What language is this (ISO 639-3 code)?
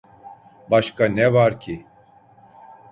tur